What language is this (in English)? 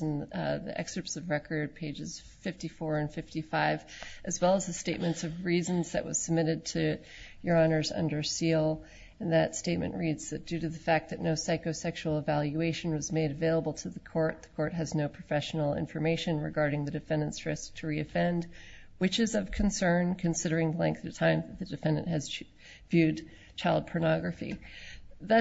English